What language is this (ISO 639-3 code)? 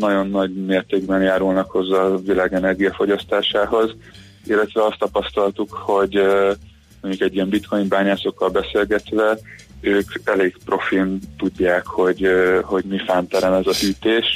hun